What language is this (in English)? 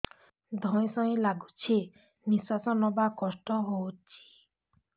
Odia